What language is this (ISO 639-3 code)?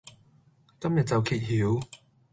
yue